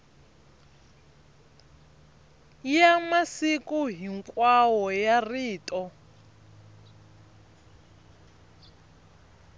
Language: Tsonga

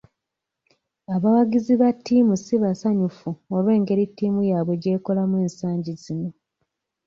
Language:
Ganda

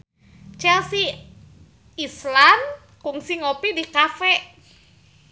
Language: Sundanese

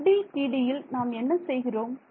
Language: Tamil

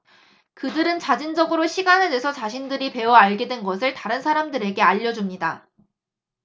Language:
Korean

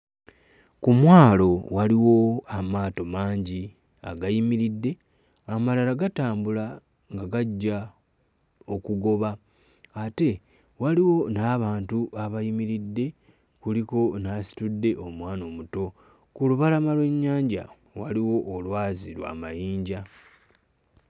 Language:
Ganda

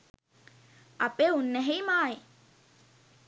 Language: Sinhala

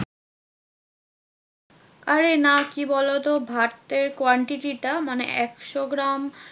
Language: Bangla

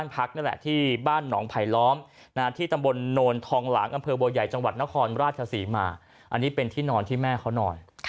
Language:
Thai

